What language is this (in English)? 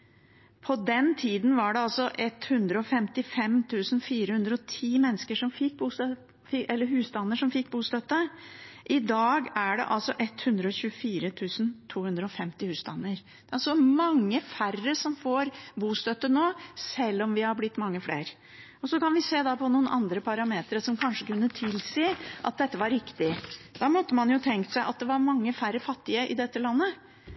Norwegian Bokmål